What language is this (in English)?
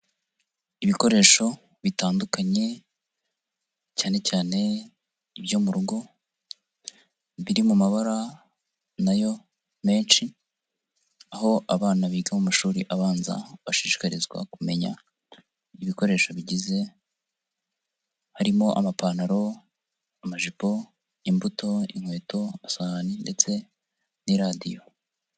Kinyarwanda